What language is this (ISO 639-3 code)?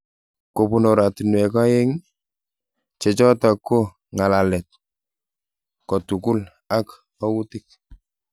kln